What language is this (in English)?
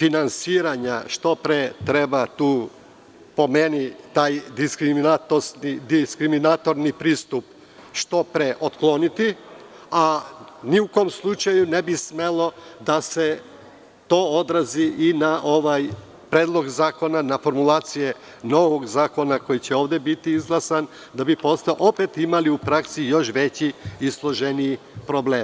Serbian